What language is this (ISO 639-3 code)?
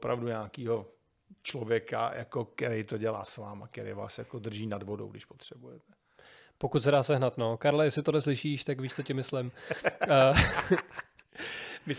ces